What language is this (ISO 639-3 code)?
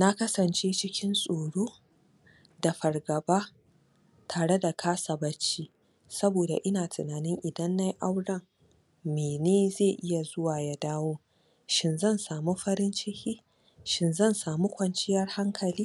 hau